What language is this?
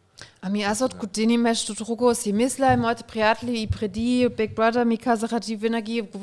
Bulgarian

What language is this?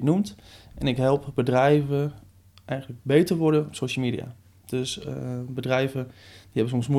Dutch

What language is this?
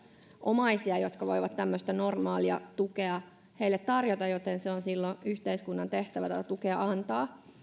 Finnish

